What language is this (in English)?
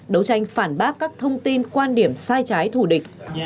Vietnamese